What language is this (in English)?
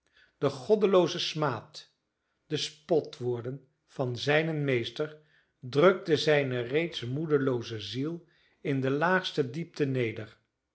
Dutch